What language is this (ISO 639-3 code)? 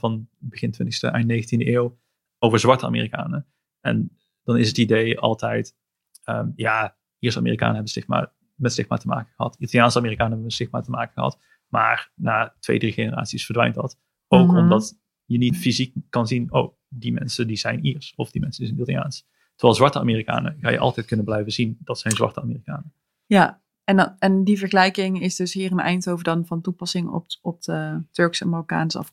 nld